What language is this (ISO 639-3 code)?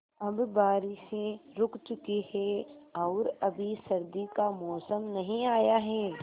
hin